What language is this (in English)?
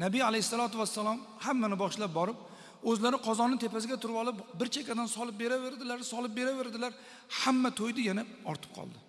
Turkish